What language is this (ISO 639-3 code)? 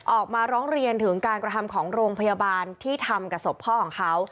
tha